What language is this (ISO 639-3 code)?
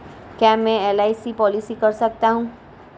hin